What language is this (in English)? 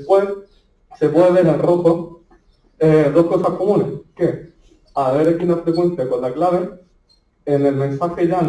Spanish